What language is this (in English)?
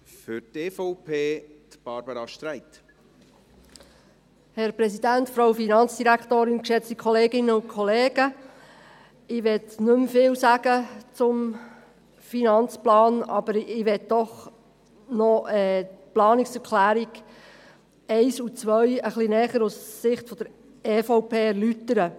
Swiss German